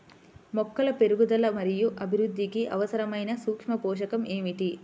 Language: Telugu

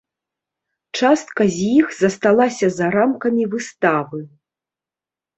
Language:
Belarusian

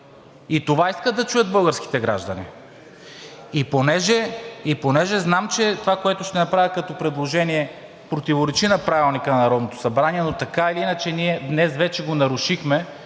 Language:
Bulgarian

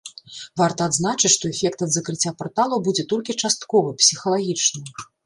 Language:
Belarusian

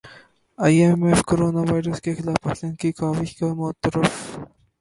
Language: Urdu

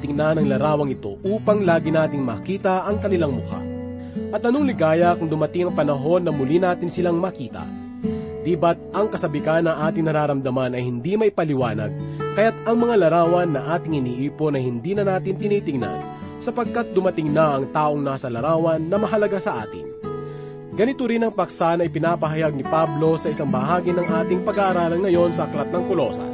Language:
Filipino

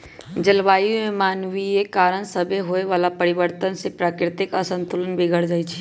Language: Magahi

